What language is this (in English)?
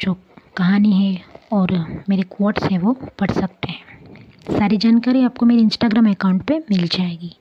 Hindi